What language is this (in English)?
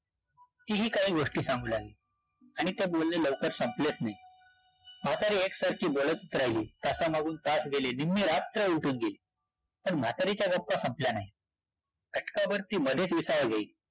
Marathi